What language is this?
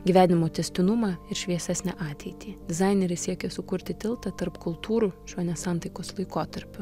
Lithuanian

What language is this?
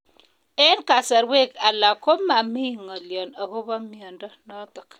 Kalenjin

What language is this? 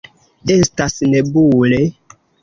Esperanto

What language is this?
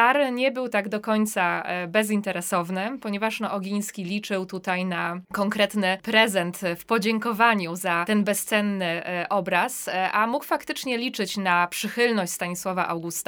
Polish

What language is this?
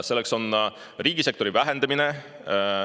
Estonian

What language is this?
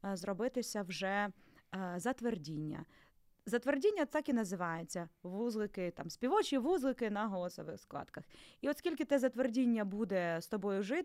Ukrainian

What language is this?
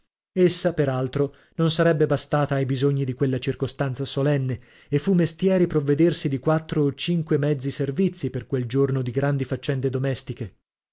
Italian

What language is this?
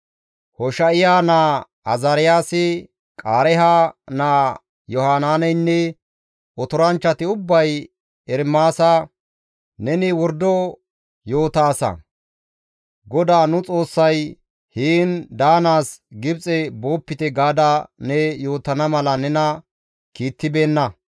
Gamo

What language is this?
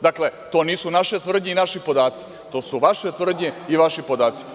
Serbian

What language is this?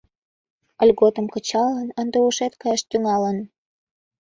Mari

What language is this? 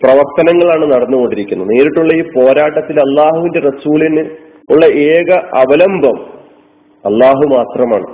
Malayalam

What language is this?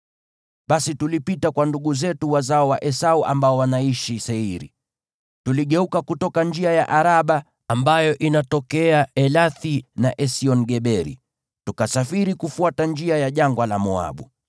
Swahili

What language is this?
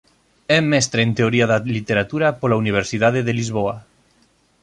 Galician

